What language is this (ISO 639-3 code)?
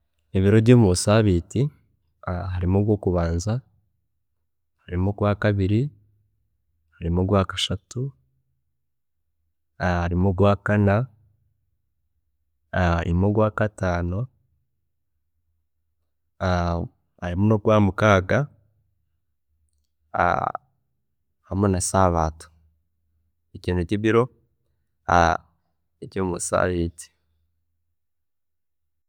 cgg